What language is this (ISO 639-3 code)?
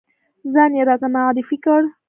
pus